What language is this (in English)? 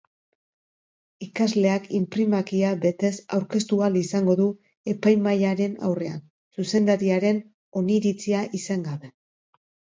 Basque